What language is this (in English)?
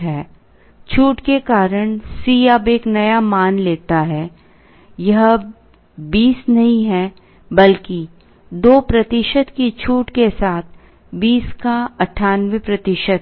Hindi